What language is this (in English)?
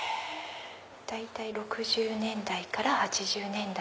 Japanese